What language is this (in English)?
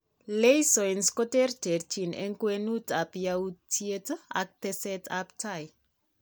Kalenjin